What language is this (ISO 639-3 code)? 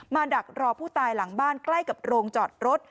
tha